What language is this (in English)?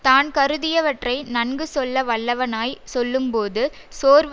Tamil